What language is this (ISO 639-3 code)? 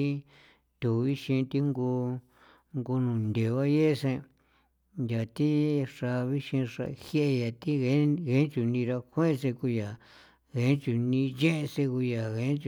pow